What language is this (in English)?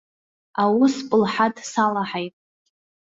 Abkhazian